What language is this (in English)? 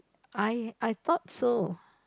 English